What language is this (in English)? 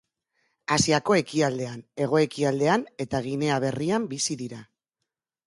Basque